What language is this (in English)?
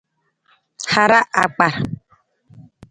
Nawdm